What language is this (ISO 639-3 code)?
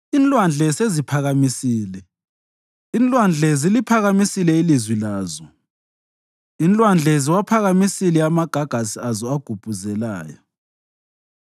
nde